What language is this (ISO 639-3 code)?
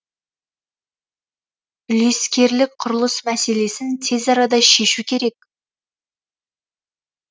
kaz